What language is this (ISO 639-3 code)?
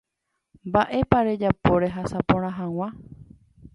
grn